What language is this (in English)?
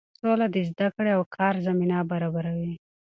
Pashto